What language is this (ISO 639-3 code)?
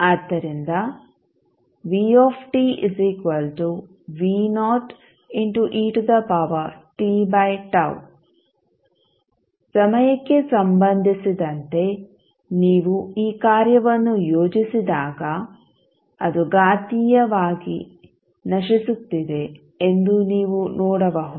kan